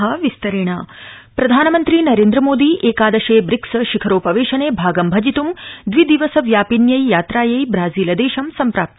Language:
Sanskrit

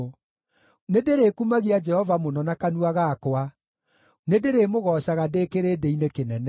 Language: Kikuyu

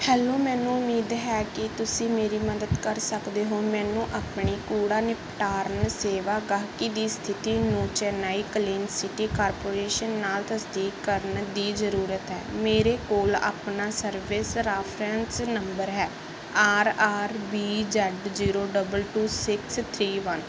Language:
Punjabi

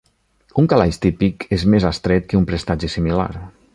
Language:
Catalan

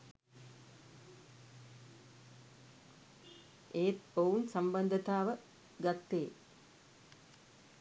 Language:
Sinhala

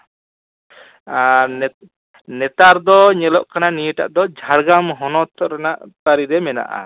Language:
Santali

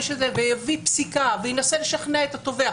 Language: Hebrew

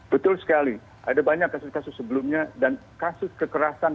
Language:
Indonesian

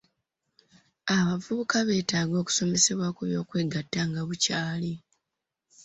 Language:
Ganda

